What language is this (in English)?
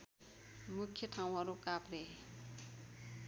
Nepali